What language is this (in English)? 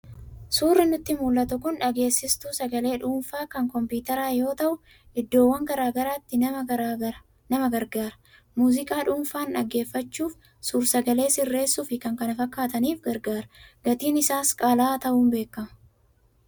Oromo